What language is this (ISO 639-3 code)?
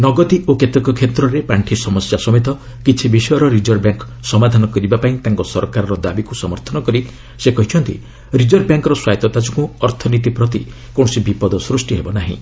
ori